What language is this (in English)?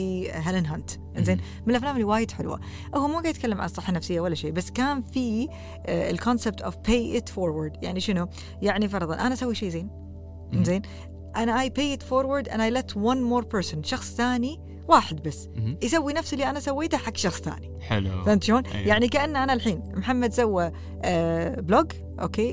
Arabic